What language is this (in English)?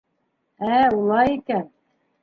Bashkir